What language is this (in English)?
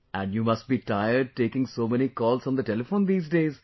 English